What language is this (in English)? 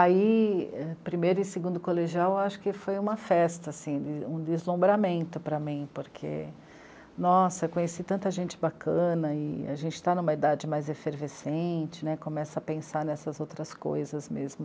Portuguese